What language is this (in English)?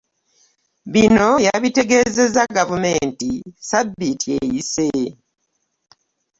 Ganda